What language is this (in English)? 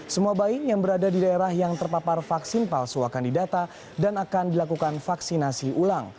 Indonesian